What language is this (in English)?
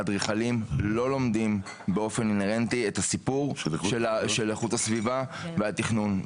Hebrew